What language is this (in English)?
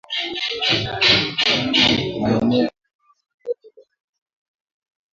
Swahili